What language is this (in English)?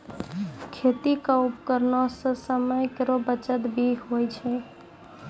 Maithili